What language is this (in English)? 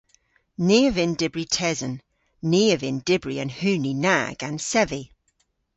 Cornish